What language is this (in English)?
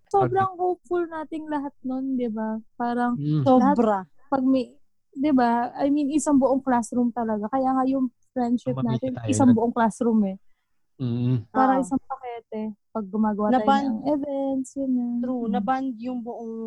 Filipino